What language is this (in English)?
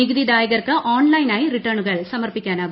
Malayalam